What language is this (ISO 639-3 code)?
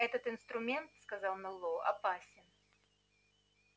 rus